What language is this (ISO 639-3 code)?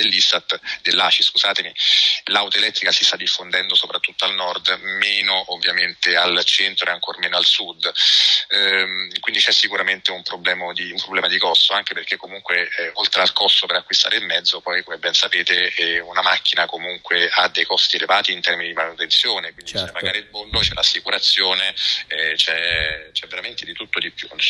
ita